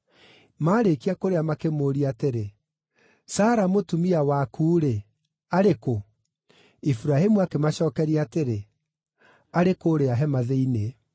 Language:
Kikuyu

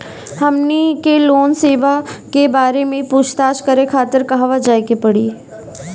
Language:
Bhojpuri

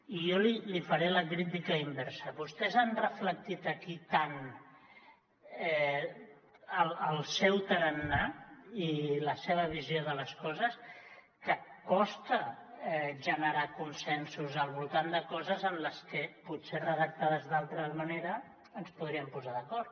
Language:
Catalan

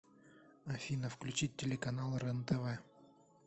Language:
Russian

